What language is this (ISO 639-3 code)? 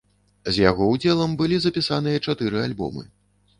bel